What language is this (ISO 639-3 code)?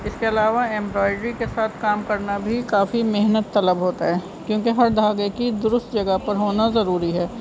urd